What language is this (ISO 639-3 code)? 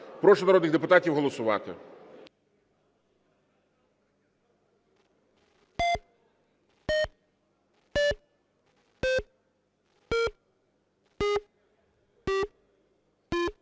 ukr